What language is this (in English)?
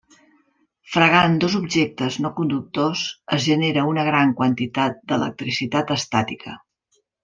Catalan